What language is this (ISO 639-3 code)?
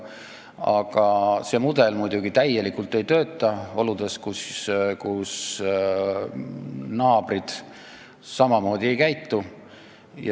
est